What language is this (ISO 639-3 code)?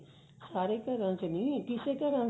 pan